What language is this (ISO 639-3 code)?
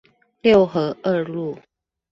zho